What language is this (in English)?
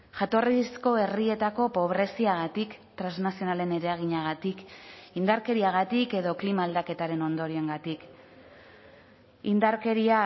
Basque